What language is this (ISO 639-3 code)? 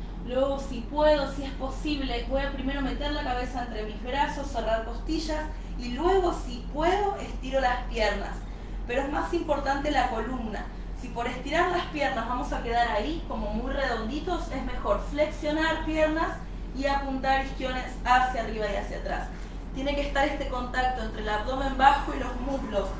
spa